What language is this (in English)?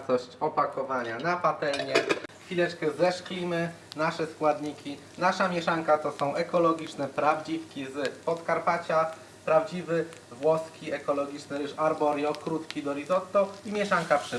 Polish